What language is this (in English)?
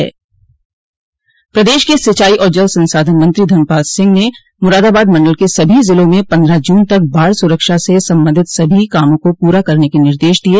Hindi